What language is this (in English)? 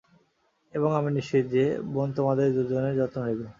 Bangla